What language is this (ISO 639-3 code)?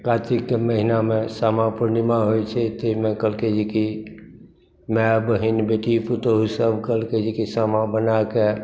mai